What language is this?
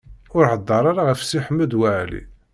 Kabyle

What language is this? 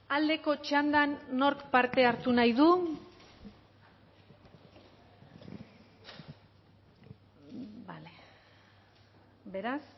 Basque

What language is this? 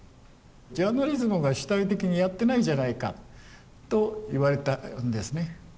Japanese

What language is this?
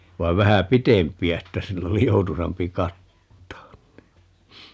Finnish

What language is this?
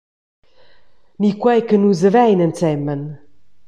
Romansh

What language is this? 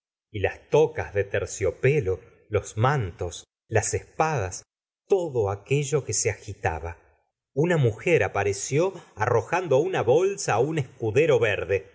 Spanish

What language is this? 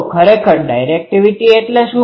Gujarati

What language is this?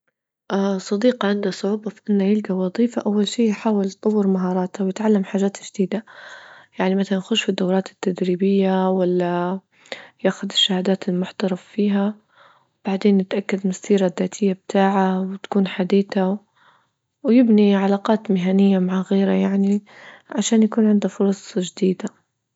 Libyan Arabic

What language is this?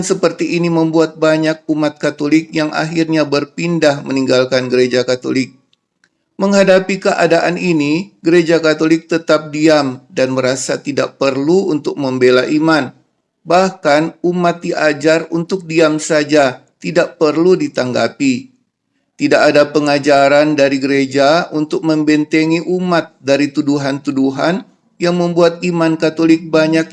Indonesian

